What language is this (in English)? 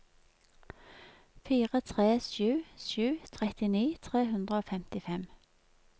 Norwegian